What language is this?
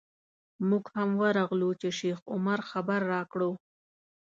Pashto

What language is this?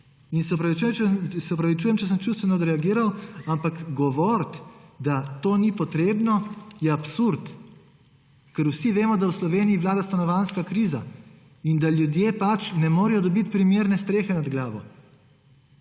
Slovenian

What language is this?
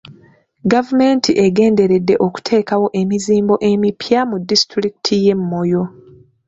Ganda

